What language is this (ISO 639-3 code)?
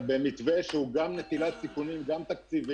heb